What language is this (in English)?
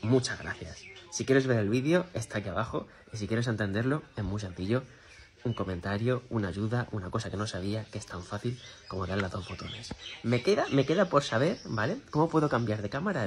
Spanish